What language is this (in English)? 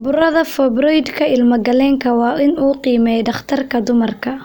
Somali